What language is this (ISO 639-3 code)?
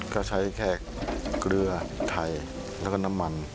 tha